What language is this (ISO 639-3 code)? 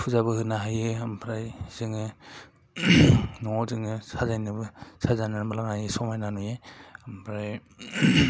brx